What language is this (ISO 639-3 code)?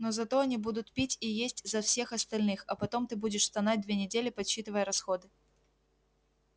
rus